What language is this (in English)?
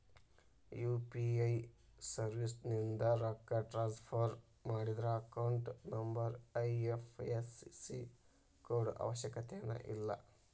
Kannada